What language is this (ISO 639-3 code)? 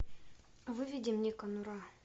rus